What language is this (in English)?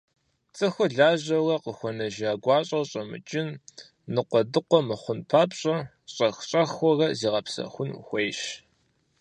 Kabardian